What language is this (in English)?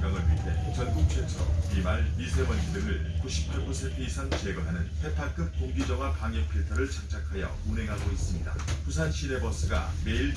Korean